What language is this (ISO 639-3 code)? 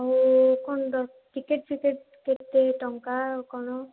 ori